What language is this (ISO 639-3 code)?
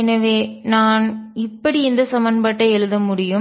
tam